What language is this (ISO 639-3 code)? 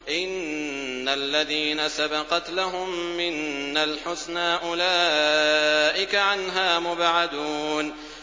ara